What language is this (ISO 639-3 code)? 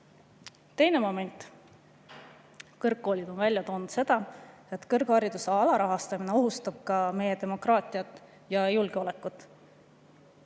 est